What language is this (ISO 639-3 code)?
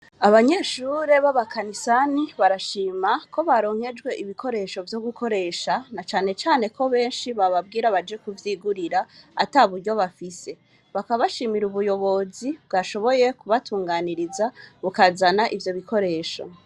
run